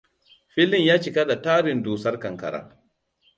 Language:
Hausa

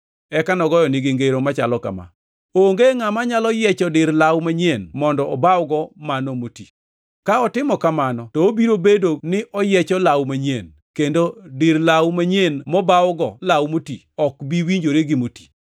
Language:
Luo (Kenya and Tanzania)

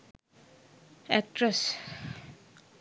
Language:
Sinhala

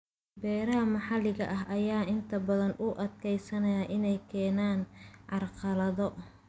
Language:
Somali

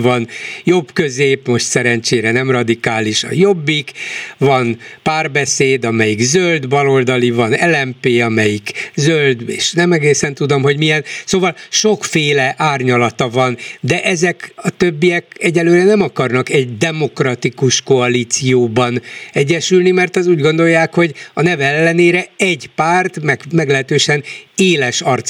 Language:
Hungarian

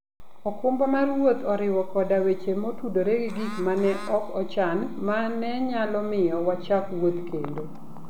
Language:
Luo (Kenya and Tanzania)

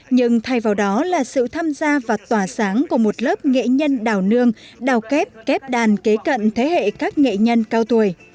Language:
Vietnamese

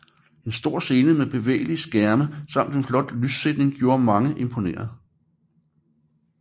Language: Danish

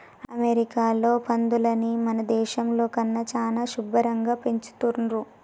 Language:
Telugu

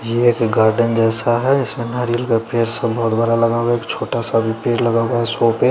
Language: Hindi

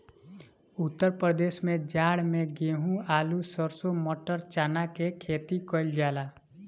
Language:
Bhojpuri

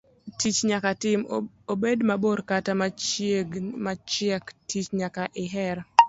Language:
Luo (Kenya and Tanzania)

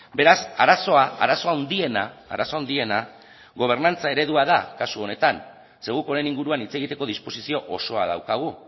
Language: Basque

